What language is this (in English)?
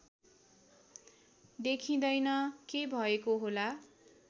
Nepali